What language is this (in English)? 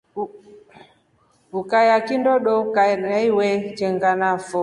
Rombo